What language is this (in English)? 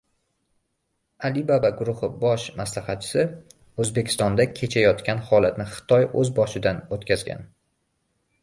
Uzbek